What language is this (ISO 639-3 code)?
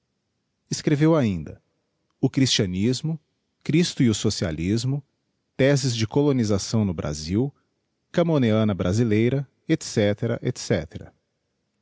por